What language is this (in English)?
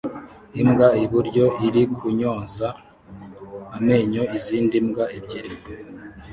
Kinyarwanda